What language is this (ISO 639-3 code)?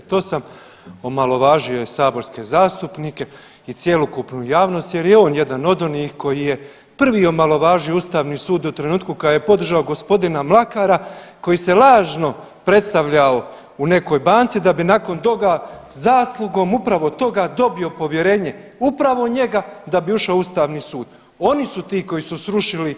hrv